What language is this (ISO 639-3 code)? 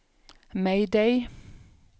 swe